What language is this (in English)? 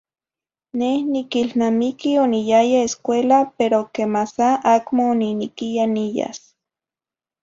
Zacatlán-Ahuacatlán-Tepetzintla Nahuatl